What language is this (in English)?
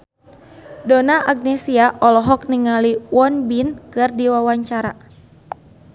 Sundanese